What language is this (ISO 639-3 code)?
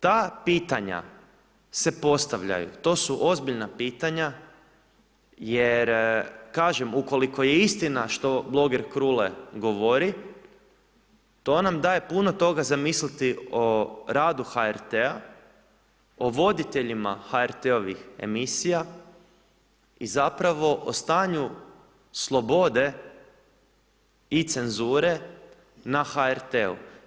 hrv